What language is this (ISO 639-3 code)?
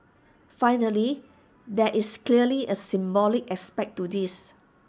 eng